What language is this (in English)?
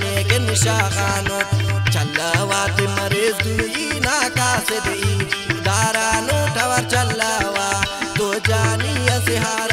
Hindi